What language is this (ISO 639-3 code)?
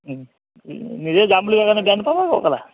asm